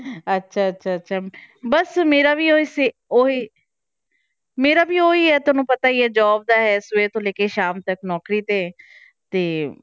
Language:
Punjabi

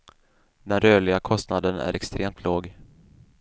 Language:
Swedish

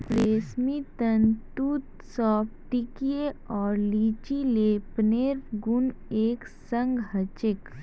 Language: Magahi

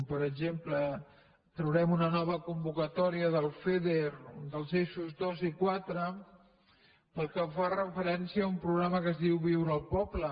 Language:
Catalan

